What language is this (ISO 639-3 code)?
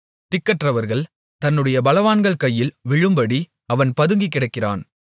tam